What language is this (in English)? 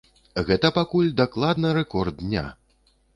Belarusian